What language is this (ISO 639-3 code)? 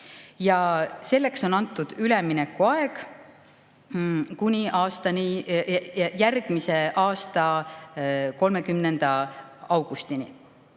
est